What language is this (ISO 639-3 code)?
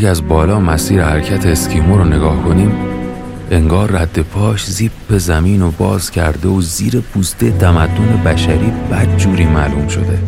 fas